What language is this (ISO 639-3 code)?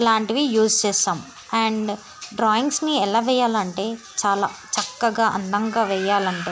tel